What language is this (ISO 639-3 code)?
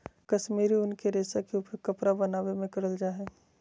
mag